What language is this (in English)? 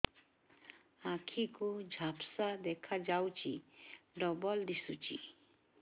Odia